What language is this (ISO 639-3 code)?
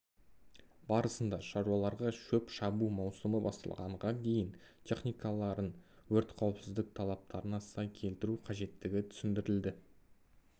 kaz